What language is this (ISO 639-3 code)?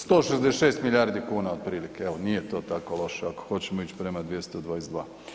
hrv